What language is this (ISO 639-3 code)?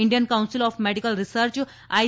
guj